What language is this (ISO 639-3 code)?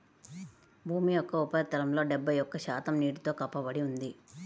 tel